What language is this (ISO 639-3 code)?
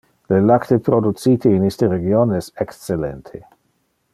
ina